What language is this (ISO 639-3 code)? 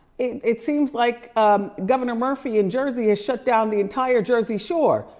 eng